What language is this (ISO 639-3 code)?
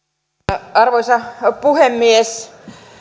fin